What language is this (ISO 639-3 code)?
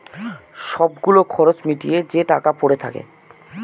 ben